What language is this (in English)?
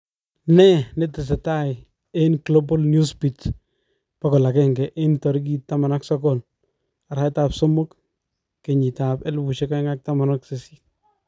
Kalenjin